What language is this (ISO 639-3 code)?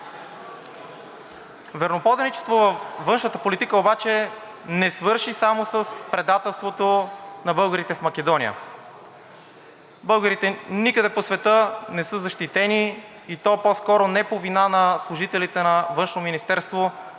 bul